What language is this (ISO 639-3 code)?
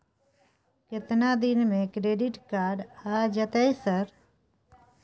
mai